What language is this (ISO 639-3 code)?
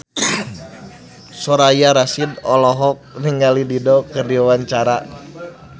sun